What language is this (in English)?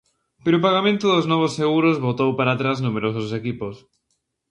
Galician